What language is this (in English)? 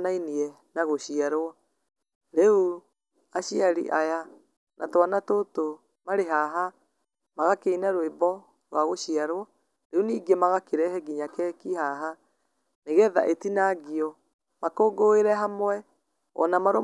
Kikuyu